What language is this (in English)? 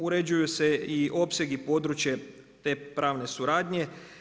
Croatian